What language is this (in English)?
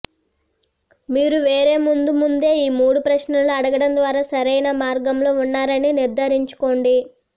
Telugu